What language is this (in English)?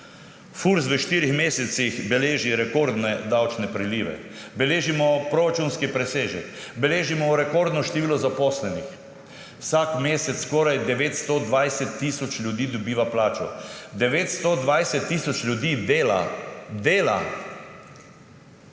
Slovenian